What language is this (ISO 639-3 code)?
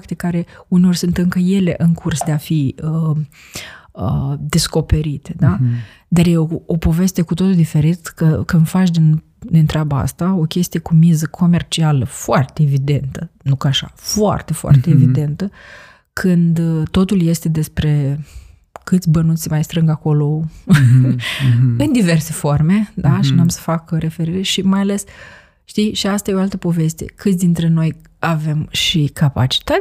ron